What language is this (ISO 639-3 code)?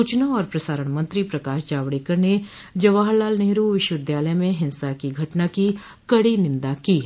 hin